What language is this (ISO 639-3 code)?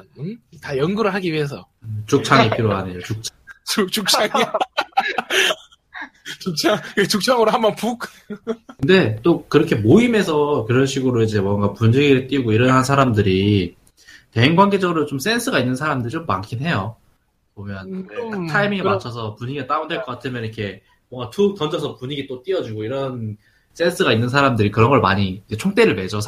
kor